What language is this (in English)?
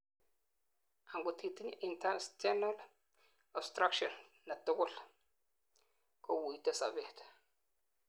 Kalenjin